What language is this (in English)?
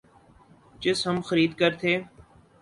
Urdu